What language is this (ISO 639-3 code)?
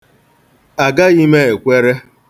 ibo